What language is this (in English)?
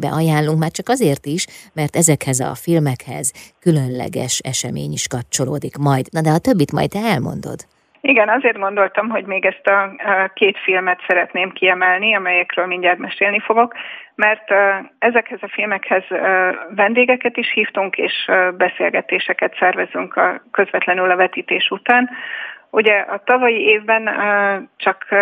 Hungarian